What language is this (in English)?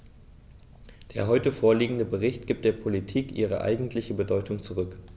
German